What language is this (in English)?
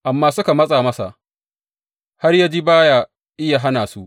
Hausa